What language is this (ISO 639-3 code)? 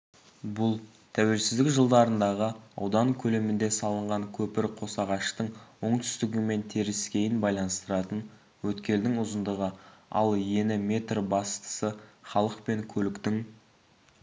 kaz